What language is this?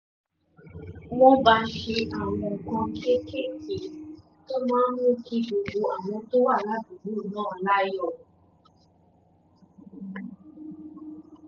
Yoruba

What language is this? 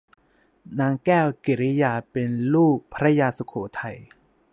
Thai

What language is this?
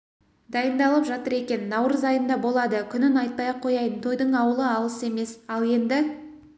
Kazakh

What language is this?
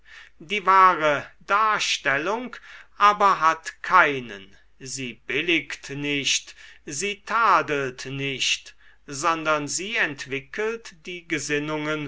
German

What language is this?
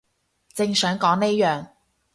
Cantonese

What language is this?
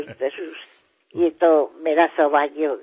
Bangla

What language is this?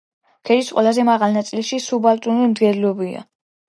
Georgian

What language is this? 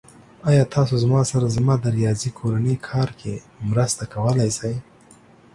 Pashto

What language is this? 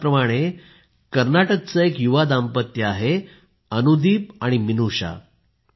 Marathi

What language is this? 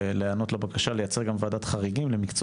Hebrew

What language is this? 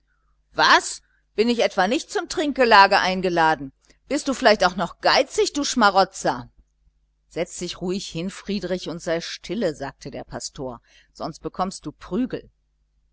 German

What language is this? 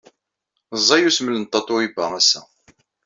Kabyle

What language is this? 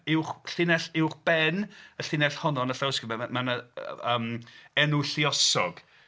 Welsh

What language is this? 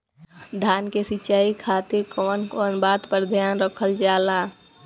Bhojpuri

